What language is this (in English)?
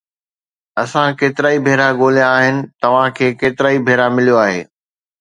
Sindhi